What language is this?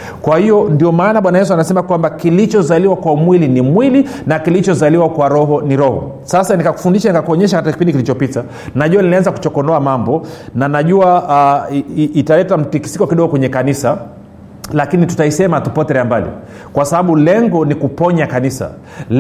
Swahili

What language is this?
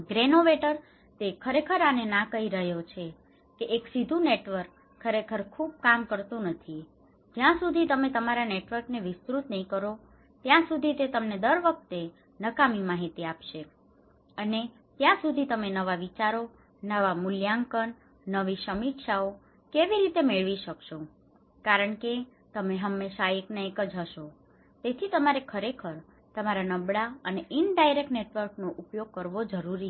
Gujarati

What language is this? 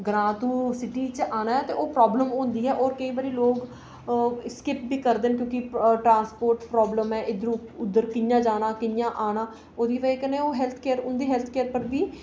Dogri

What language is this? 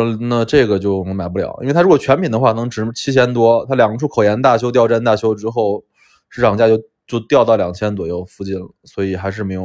Chinese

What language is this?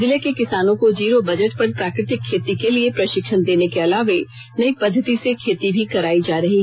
Hindi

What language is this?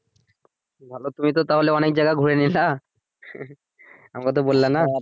Bangla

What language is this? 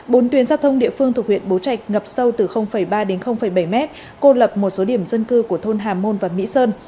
Vietnamese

